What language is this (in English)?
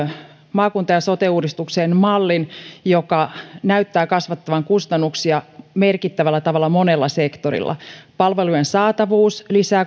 Finnish